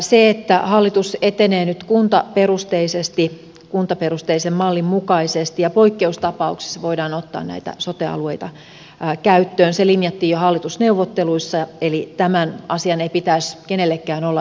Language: Finnish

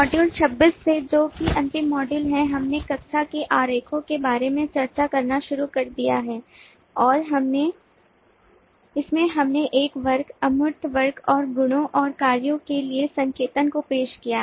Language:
Hindi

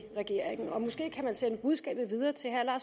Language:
Danish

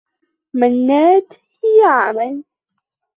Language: Arabic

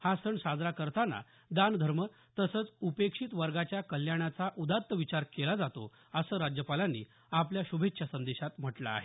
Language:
Marathi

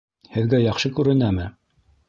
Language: Bashkir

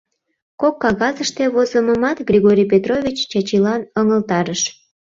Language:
Mari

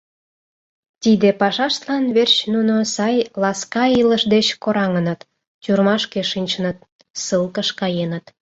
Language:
Mari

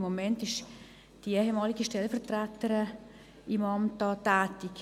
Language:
Swiss German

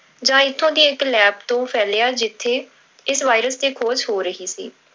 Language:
Punjabi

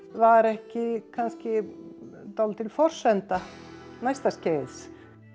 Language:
Icelandic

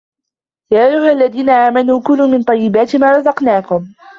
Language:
Arabic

